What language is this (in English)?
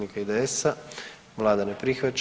Croatian